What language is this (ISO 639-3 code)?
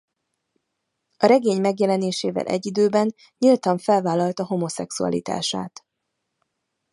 hun